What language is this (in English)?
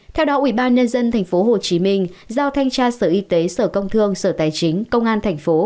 Vietnamese